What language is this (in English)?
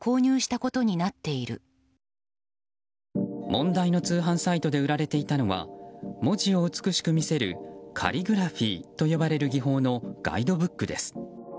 Japanese